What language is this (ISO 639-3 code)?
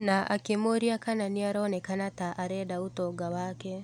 kik